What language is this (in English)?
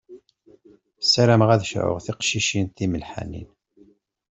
Kabyle